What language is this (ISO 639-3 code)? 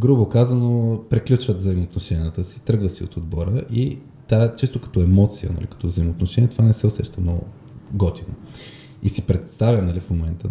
bul